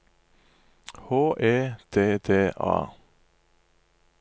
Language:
Norwegian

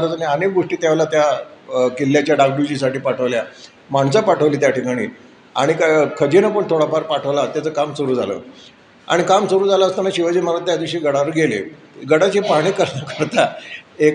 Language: Marathi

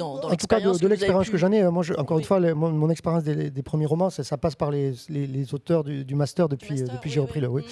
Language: French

